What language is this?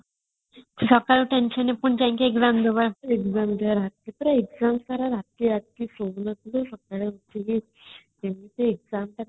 Odia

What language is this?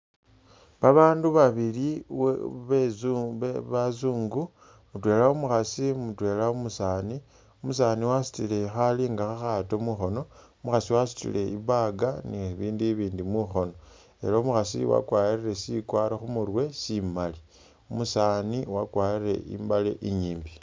Masaaba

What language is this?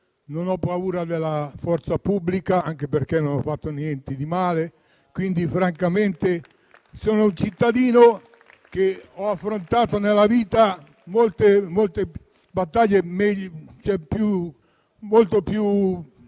Italian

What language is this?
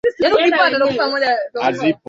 Swahili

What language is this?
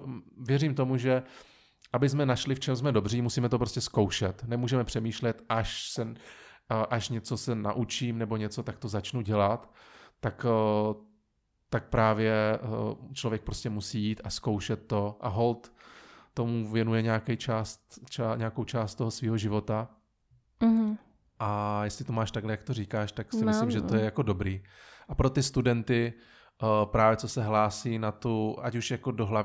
Czech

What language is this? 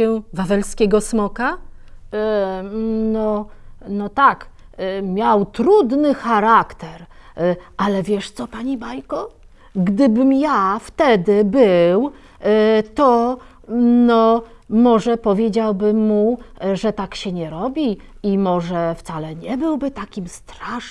Polish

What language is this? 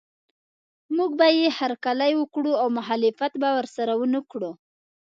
Pashto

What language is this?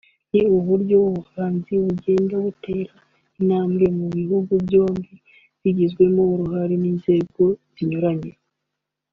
Kinyarwanda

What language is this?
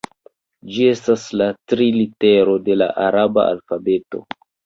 Esperanto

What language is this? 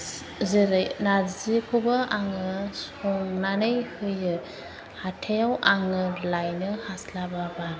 Bodo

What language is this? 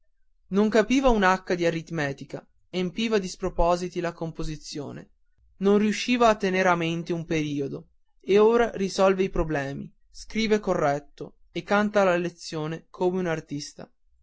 Italian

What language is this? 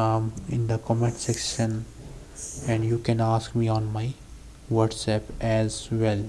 English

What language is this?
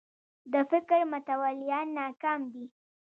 Pashto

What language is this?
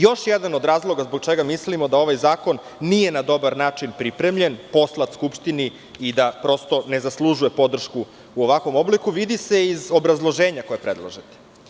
Serbian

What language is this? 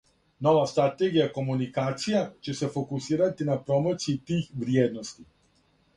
Serbian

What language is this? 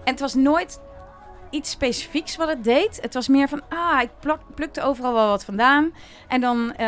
Dutch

